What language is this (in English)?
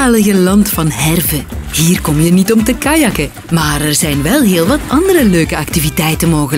Dutch